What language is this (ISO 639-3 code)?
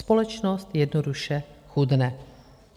ces